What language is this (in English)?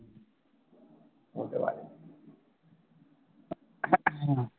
Bangla